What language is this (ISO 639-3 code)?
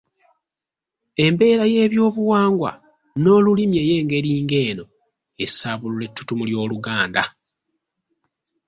lug